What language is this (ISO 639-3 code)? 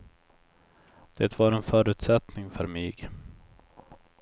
swe